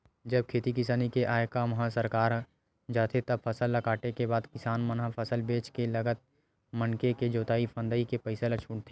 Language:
Chhattisgarhi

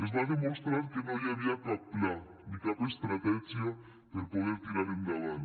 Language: Catalan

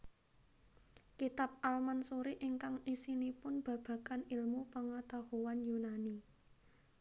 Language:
Javanese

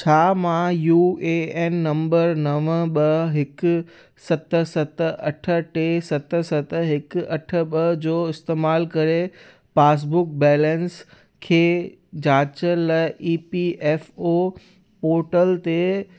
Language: Sindhi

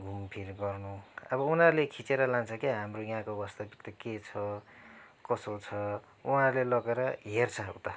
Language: Nepali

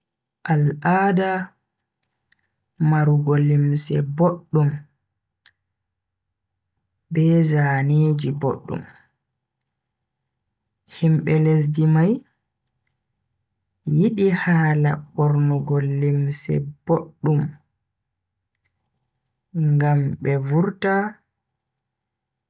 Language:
Bagirmi Fulfulde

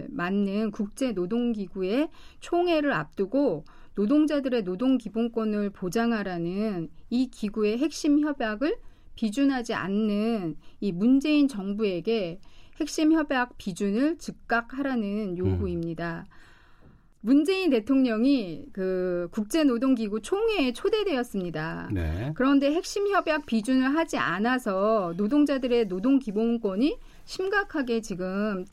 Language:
Korean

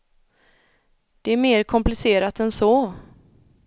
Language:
Swedish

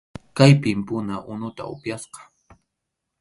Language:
Arequipa-La Unión Quechua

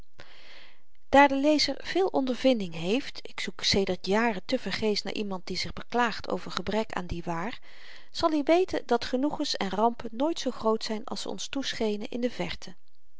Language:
Dutch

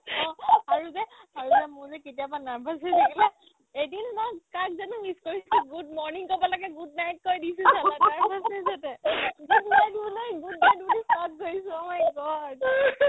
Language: Assamese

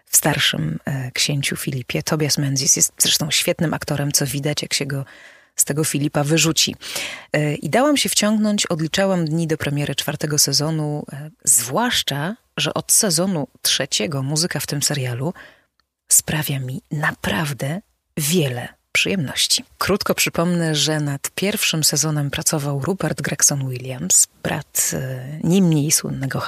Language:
Polish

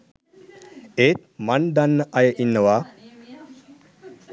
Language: Sinhala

